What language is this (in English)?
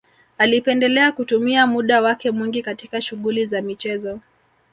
Swahili